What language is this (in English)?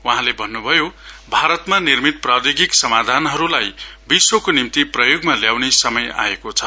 Nepali